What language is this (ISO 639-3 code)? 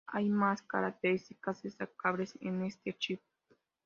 spa